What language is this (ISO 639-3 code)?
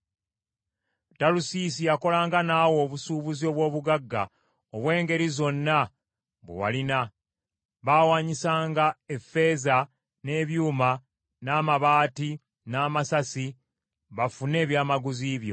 lug